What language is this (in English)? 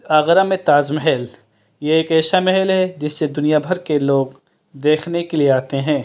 Urdu